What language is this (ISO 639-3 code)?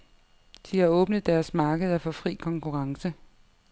dan